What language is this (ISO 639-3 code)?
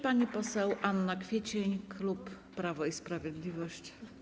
pol